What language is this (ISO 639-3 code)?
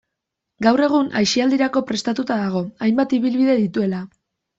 eus